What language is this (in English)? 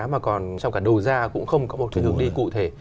Vietnamese